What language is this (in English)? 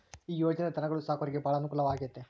Kannada